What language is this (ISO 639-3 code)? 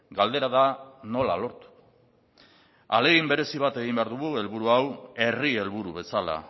eus